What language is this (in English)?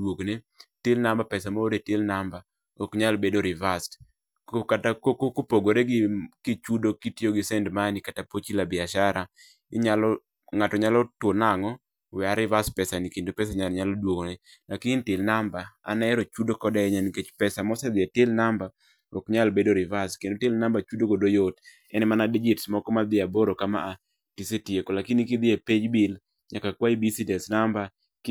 Luo (Kenya and Tanzania)